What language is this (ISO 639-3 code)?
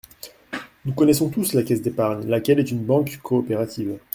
fra